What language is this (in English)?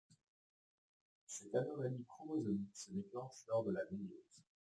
French